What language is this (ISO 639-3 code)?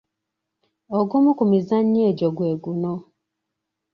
lug